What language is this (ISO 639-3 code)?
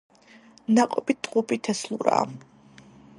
kat